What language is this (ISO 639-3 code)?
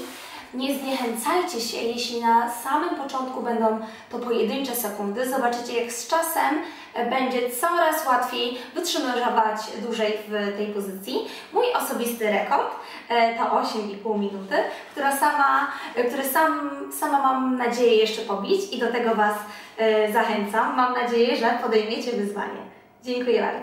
pol